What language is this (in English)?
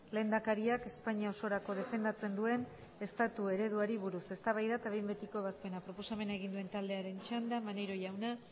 Basque